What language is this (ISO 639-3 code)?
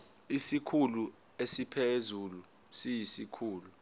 zul